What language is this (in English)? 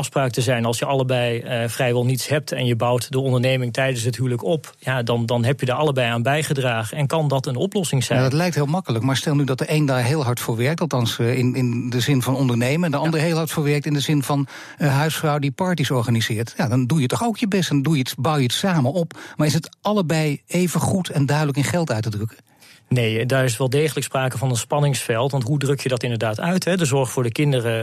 Dutch